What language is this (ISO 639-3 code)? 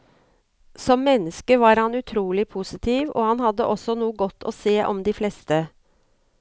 nor